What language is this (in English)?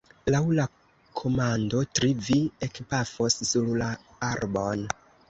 Esperanto